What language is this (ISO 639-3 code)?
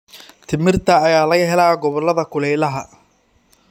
som